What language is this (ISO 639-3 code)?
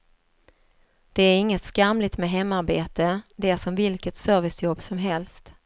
swe